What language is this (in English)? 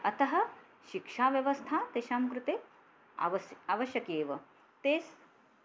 Sanskrit